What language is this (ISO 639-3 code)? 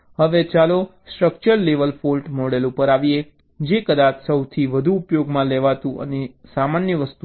guj